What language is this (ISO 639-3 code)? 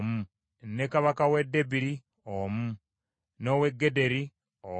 lug